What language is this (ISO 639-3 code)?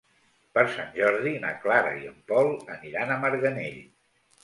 cat